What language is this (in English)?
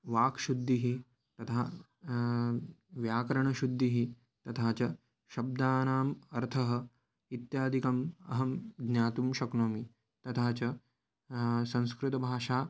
Sanskrit